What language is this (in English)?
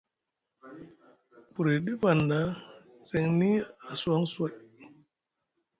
Musgu